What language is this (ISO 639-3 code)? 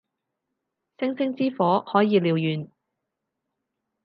yue